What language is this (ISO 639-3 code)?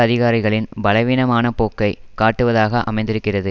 tam